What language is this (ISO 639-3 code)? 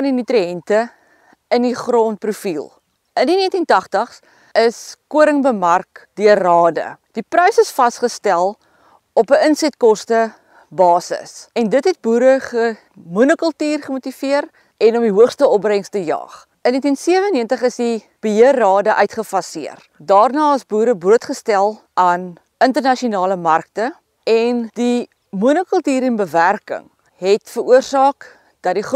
nld